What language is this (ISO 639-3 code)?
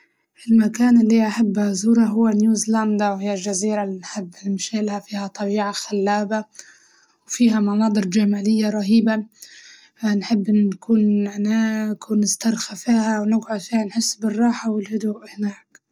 ayl